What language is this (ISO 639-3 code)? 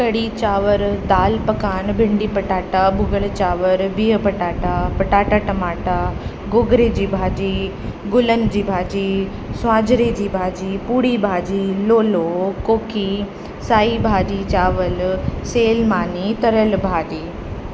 snd